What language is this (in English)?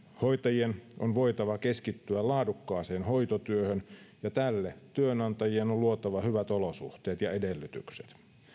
Finnish